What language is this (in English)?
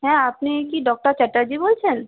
Bangla